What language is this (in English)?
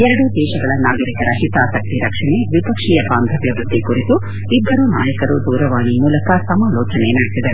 Kannada